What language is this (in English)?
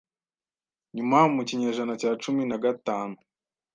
Kinyarwanda